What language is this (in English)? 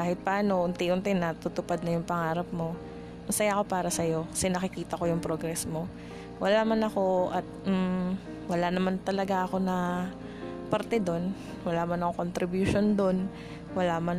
Filipino